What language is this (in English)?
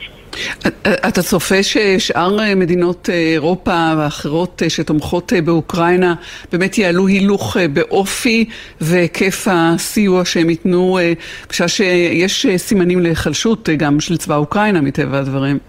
Hebrew